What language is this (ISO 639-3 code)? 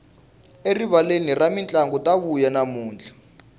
tso